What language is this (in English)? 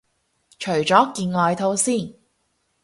Cantonese